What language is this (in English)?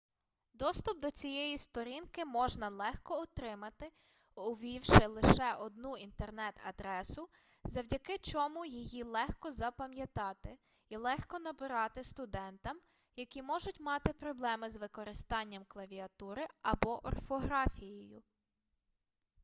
Ukrainian